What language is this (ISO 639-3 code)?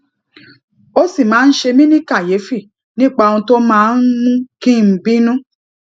yor